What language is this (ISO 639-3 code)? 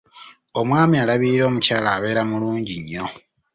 lug